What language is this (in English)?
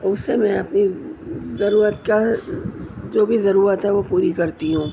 Urdu